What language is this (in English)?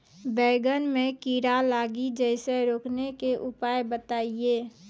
Maithili